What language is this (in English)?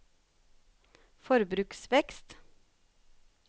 Norwegian